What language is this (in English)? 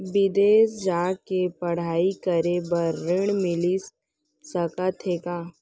Chhattisgarhi